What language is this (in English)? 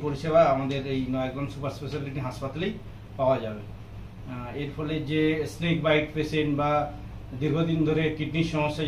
Bangla